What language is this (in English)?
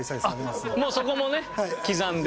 Japanese